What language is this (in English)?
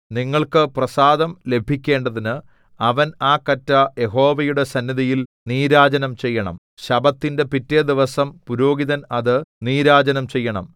Malayalam